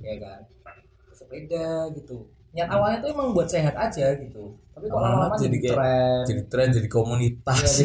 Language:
Indonesian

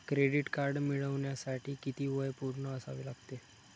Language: Marathi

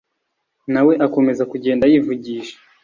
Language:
Kinyarwanda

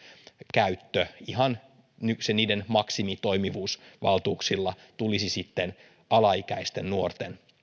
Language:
Finnish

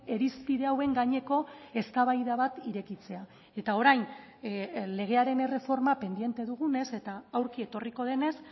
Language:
Basque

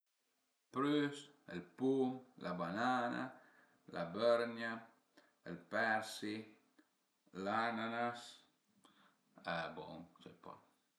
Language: Piedmontese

